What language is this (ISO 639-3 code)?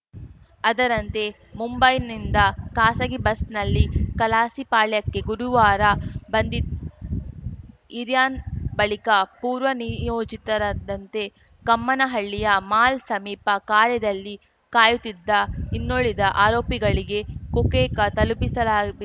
kan